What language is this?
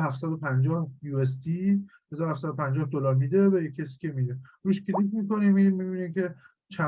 Persian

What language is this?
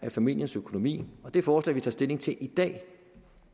Danish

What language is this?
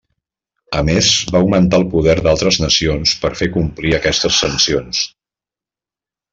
Catalan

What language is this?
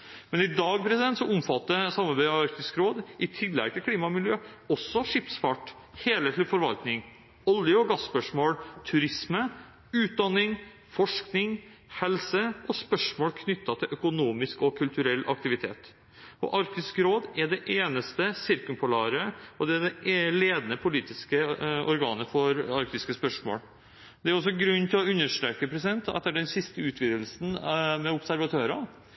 Norwegian Bokmål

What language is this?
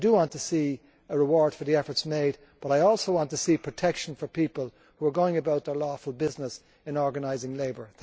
English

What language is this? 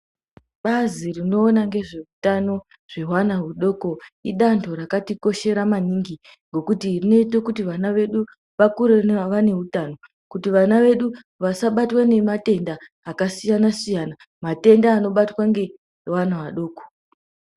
Ndau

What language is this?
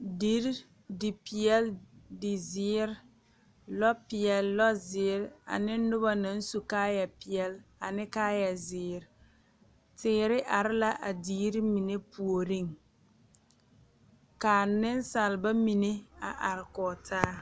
Southern Dagaare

